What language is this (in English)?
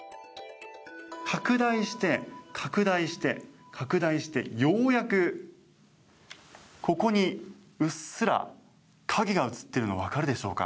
Japanese